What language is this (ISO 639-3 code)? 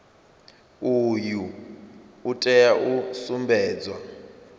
ven